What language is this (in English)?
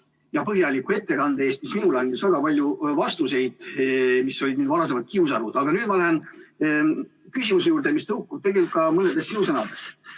Estonian